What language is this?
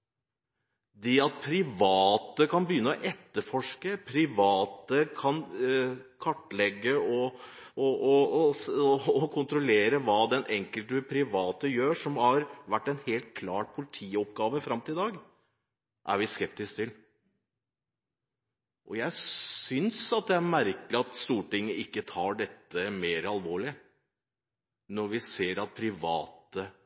Norwegian Bokmål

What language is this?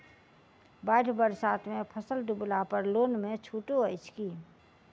Maithili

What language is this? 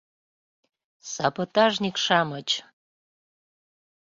Mari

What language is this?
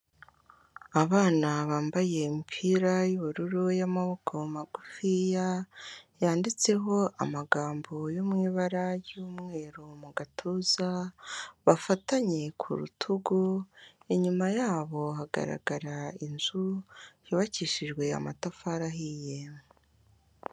Kinyarwanda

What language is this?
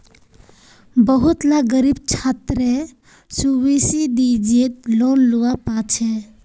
Magahi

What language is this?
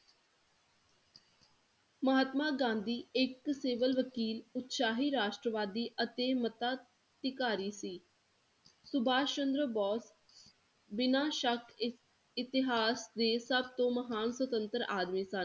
Punjabi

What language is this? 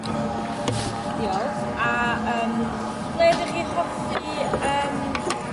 Welsh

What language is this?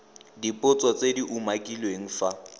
Tswana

